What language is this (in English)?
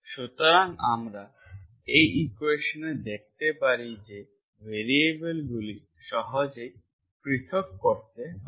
Bangla